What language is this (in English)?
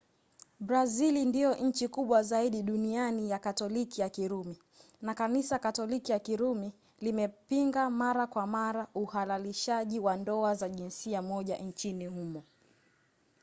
Swahili